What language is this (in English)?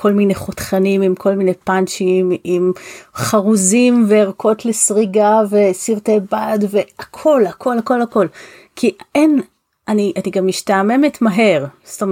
Hebrew